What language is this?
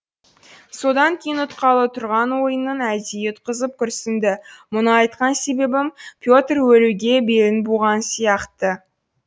Kazakh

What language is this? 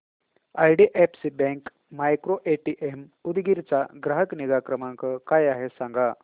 Marathi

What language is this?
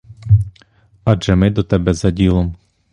Ukrainian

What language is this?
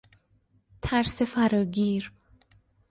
Persian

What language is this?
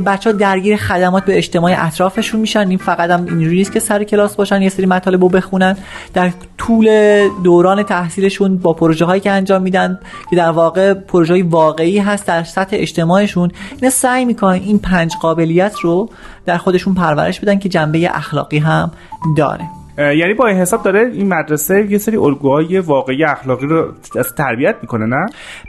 Persian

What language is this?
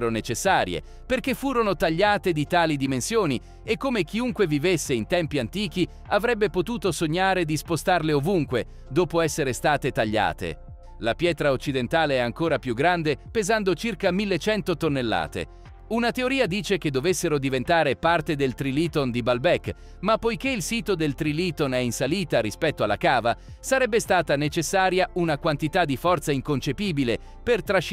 Italian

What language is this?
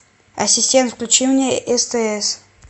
Russian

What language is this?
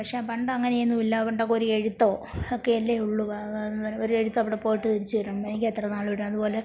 Malayalam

